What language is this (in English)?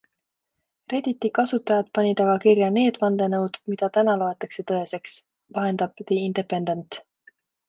Estonian